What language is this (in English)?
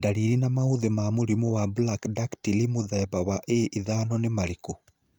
Kikuyu